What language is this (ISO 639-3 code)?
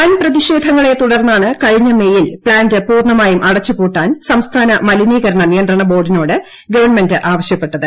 mal